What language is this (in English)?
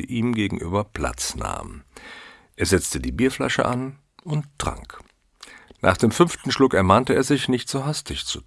German